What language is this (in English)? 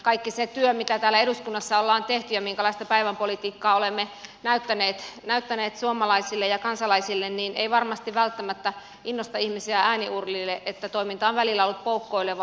Finnish